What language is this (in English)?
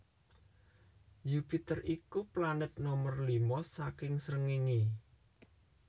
Javanese